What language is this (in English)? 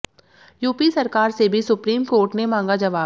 Hindi